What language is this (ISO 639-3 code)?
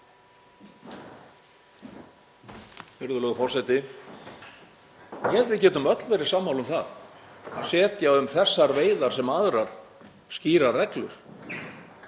isl